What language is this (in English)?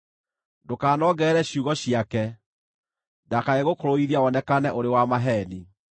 Kikuyu